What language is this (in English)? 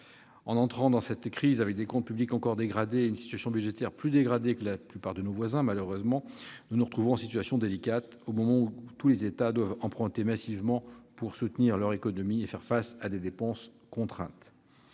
French